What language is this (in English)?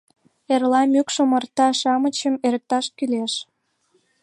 Mari